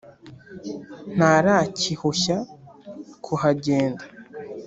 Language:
Kinyarwanda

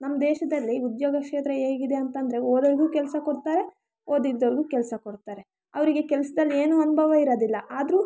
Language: Kannada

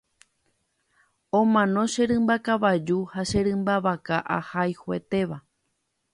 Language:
Guarani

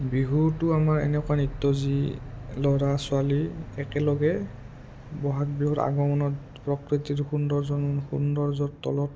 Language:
Assamese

